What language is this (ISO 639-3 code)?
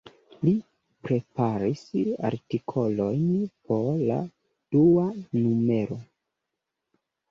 epo